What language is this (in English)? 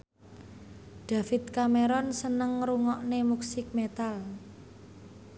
Javanese